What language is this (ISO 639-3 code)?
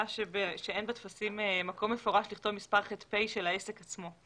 heb